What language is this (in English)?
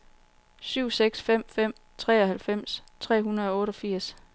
Danish